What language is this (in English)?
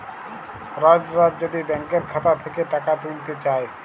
Bangla